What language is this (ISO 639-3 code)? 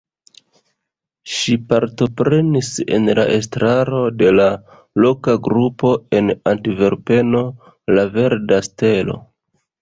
epo